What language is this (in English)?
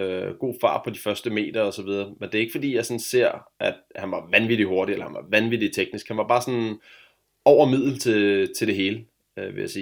Danish